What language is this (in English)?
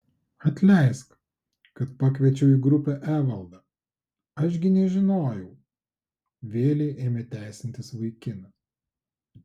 Lithuanian